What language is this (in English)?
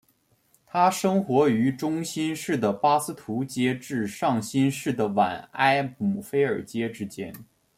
Chinese